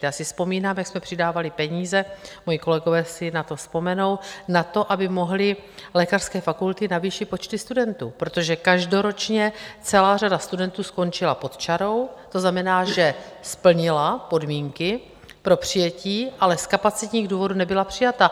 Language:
Czech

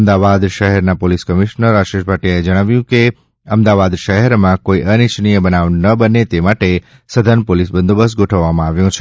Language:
Gujarati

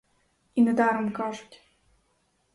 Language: Ukrainian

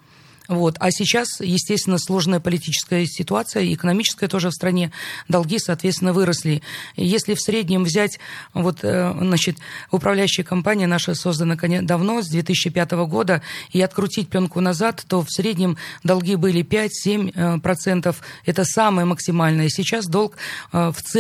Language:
Russian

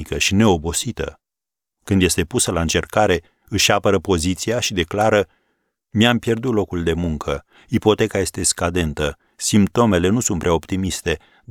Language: Romanian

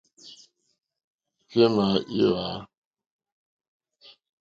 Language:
Mokpwe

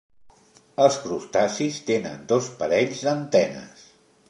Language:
Catalan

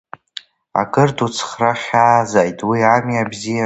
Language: Abkhazian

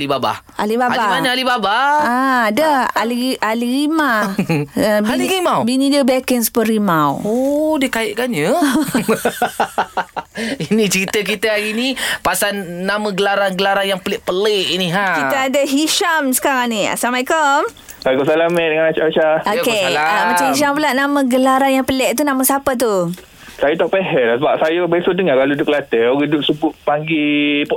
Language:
Malay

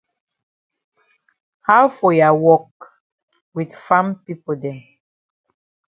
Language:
Cameroon Pidgin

